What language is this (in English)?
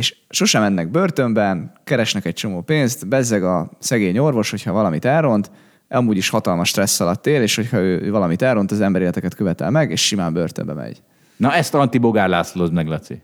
Hungarian